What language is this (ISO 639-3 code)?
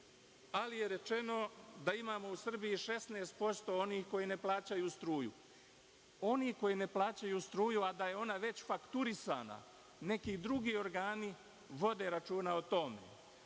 srp